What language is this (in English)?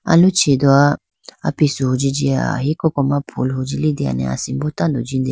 Idu-Mishmi